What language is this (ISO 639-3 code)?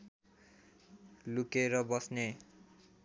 nep